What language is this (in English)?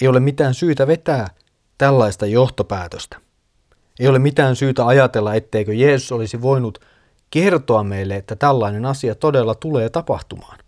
Finnish